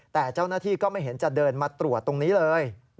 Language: Thai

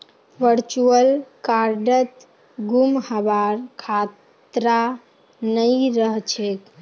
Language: Magahi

